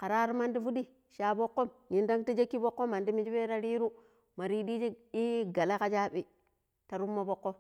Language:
Pero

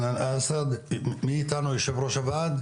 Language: Hebrew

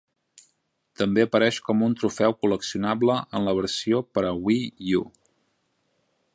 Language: Catalan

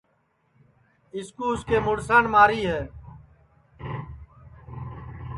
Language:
Sansi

